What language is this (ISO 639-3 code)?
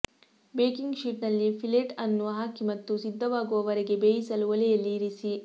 kan